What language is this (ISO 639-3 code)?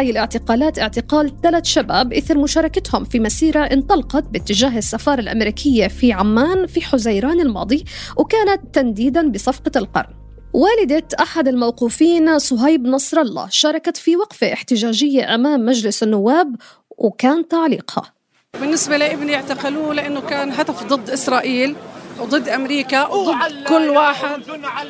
ara